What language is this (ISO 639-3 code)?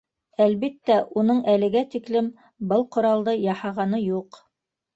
bak